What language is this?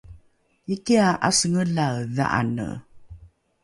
Rukai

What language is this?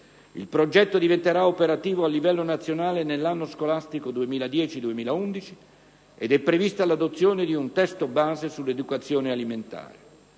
Italian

